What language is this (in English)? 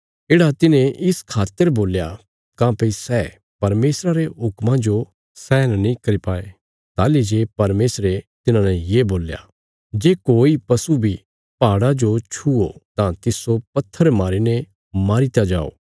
Bilaspuri